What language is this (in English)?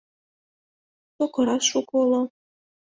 Mari